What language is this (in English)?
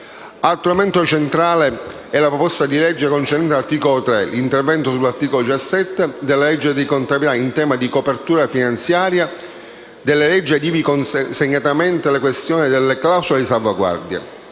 Italian